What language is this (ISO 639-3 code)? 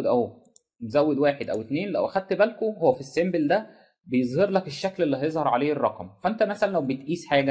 ara